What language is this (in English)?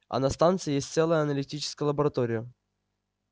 Russian